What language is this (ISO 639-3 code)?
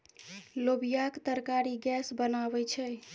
mai